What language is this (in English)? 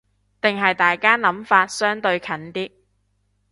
Cantonese